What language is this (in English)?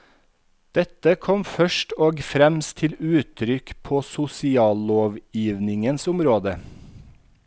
Norwegian